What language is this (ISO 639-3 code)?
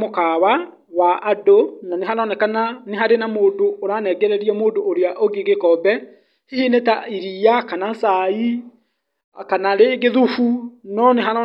kik